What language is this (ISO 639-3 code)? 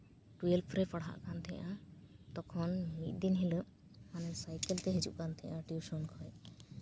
sat